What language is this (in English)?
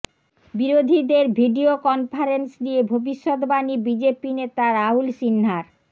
Bangla